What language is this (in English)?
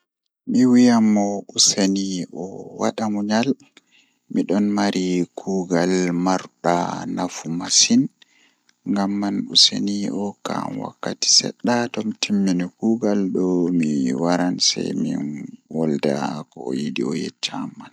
Fula